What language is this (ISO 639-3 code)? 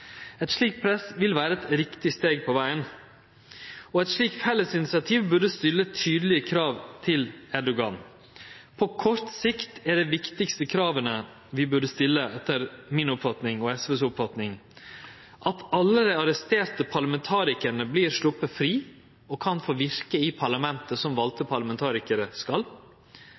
nno